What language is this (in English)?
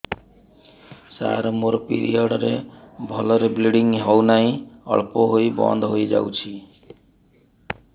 Odia